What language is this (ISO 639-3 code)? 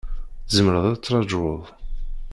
kab